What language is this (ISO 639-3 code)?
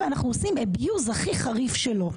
heb